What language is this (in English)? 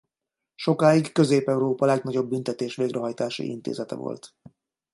Hungarian